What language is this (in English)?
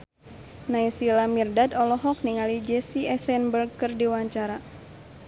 Sundanese